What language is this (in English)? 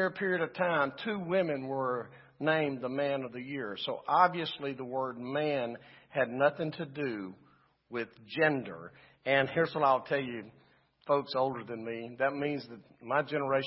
English